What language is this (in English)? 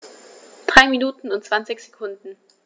German